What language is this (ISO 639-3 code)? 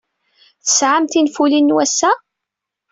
kab